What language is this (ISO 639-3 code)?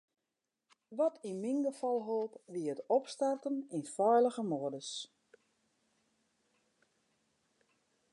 fry